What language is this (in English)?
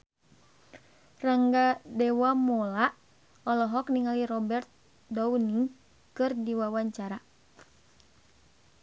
Sundanese